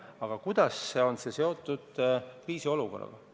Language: Estonian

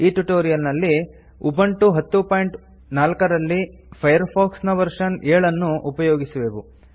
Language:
Kannada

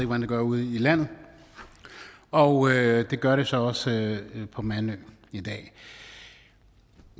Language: Danish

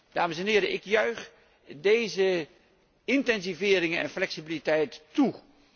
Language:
Dutch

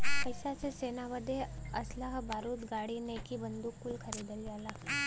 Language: Bhojpuri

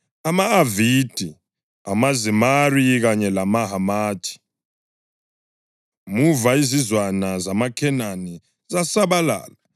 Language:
North Ndebele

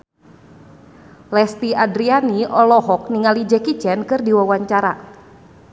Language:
Sundanese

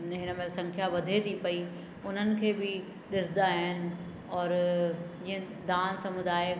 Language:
Sindhi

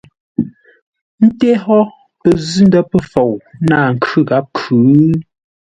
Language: Ngombale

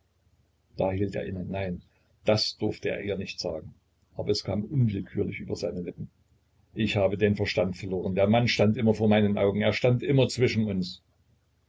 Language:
German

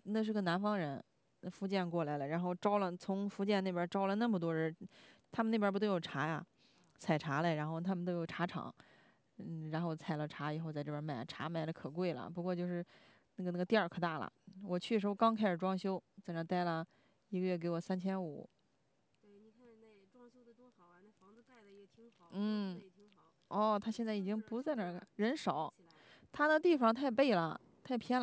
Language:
Chinese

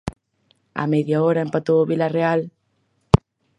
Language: Galician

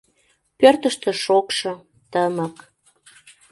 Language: Mari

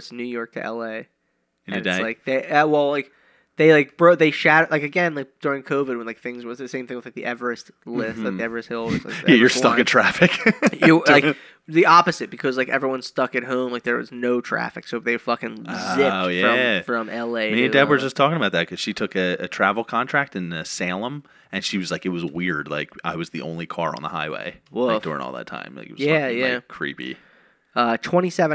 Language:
English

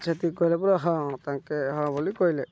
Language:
Odia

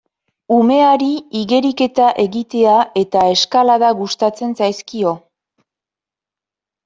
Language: Basque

